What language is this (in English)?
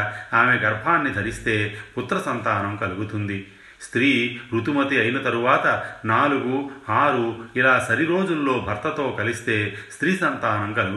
Telugu